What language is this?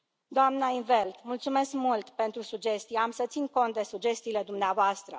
Romanian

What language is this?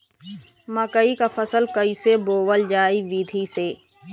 Bhojpuri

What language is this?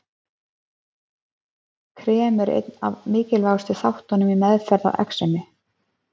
Icelandic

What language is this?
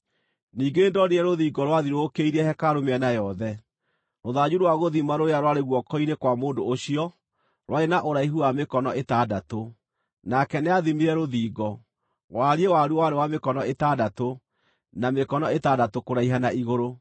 Kikuyu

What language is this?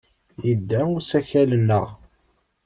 Kabyle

